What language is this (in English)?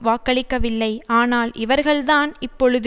Tamil